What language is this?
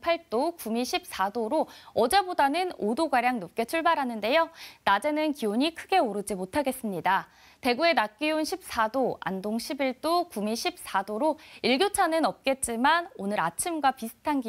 Korean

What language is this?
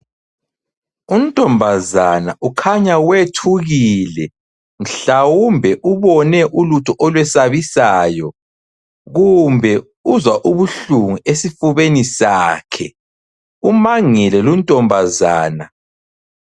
North Ndebele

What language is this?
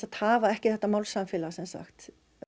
Icelandic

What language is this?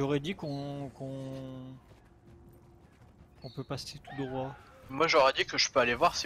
French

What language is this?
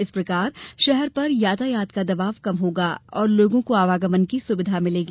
Hindi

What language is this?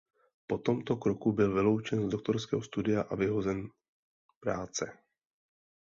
Czech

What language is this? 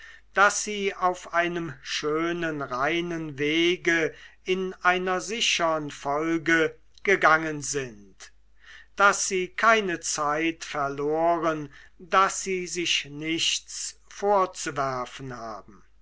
German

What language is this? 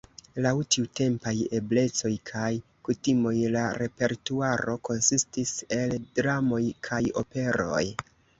Esperanto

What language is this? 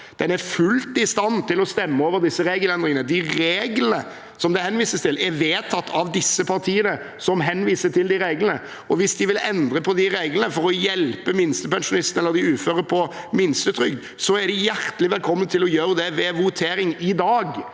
Norwegian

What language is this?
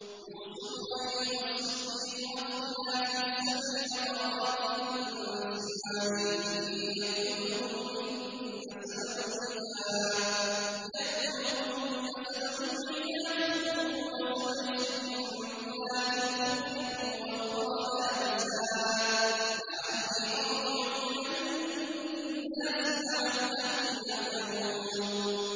Arabic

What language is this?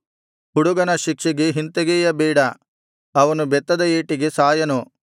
Kannada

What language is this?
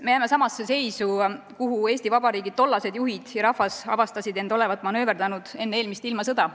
Estonian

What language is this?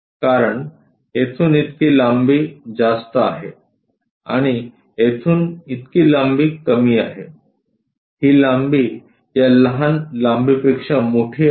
Marathi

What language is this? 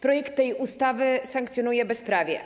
Polish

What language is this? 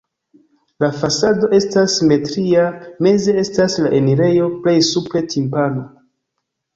Esperanto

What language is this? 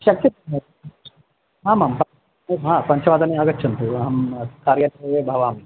Sanskrit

